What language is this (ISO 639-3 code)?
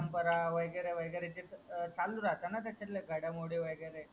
mar